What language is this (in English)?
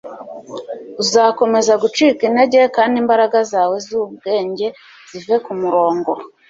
Kinyarwanda